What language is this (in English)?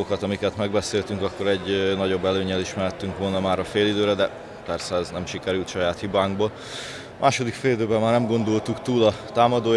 Hungarian